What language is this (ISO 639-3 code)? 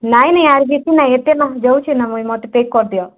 ori